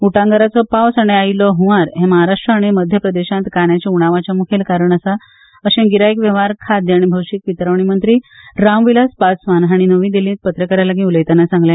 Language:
Konkani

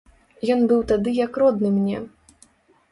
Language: Belarusian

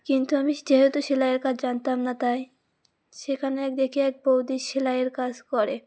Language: Bangla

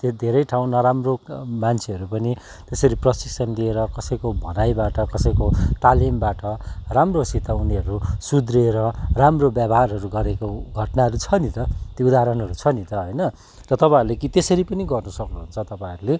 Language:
Nepali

